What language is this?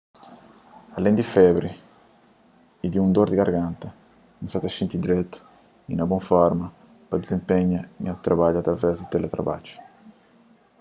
Kabuverdianu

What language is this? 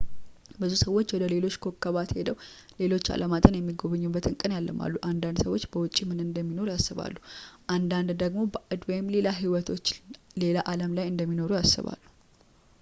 Amharic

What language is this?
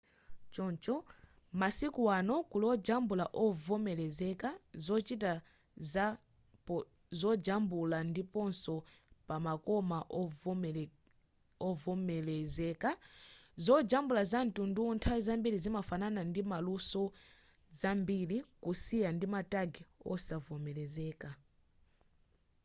Nyanja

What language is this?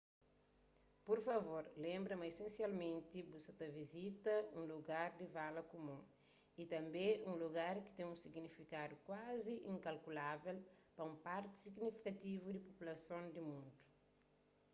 Kabuverdianu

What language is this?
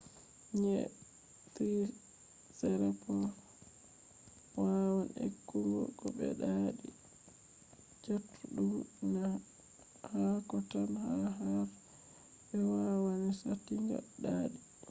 Fula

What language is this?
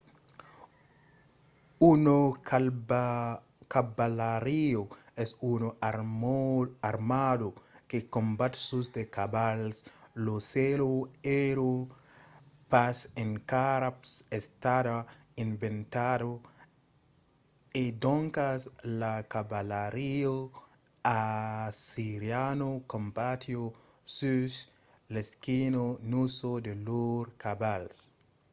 Occitan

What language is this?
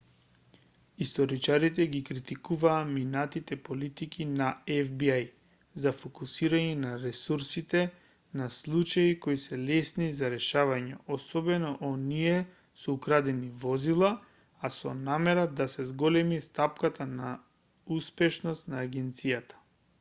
Macedonian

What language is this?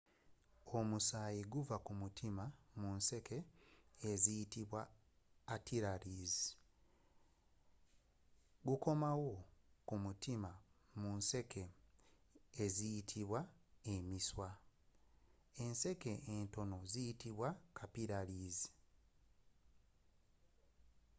Ganda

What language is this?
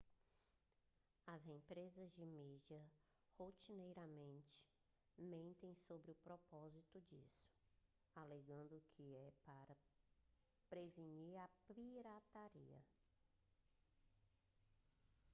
Portuguese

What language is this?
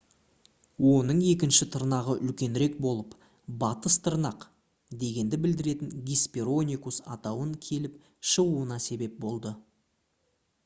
Kazakh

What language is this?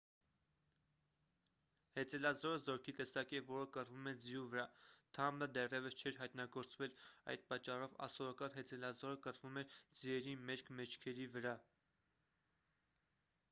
Armenian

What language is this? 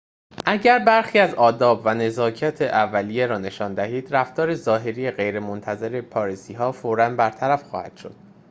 Persian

